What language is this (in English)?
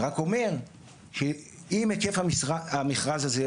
Hebrew